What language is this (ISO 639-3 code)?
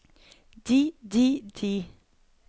nor